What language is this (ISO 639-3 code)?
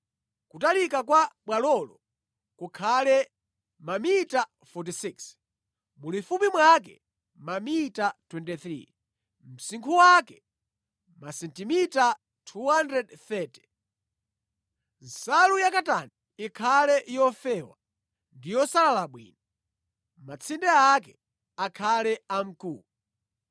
nya